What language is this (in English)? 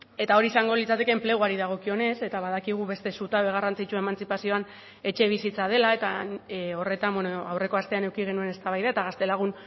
Basque